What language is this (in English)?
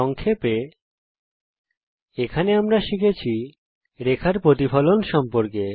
Bangla